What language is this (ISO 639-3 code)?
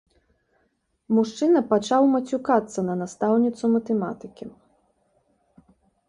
bel